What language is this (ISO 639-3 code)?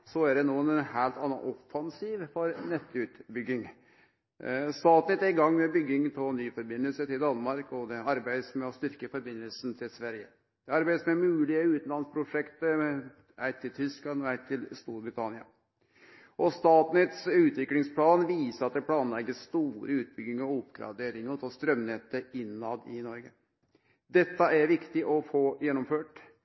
nno